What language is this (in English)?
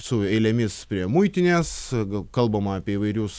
Lithuanian